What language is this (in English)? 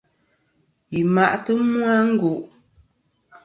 Kom